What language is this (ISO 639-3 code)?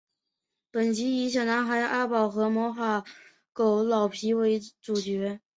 zho